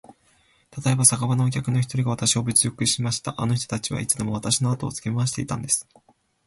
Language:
Japanese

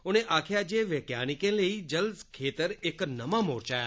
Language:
Dogri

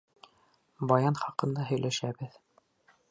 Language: Bashkir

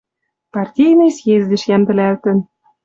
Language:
Western Mari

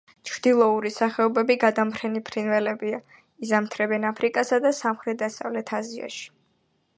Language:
Georgian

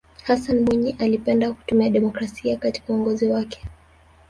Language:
Swahili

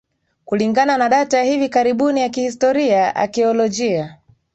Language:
Swahili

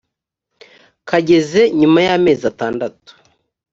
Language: Kinyarwanda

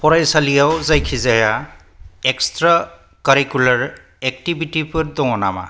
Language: Bodo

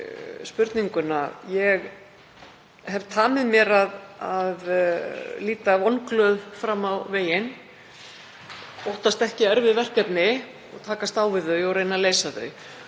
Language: Icelandic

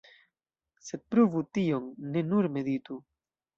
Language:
Esperanto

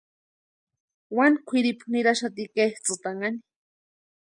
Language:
Western Highland Purepecha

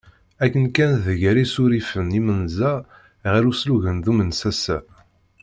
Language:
Kabyle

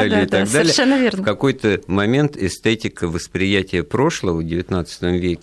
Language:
Russian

